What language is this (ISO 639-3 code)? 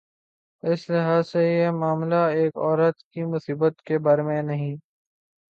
urd